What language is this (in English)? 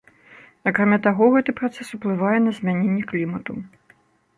Belarusian